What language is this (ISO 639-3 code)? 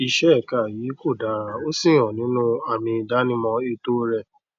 yor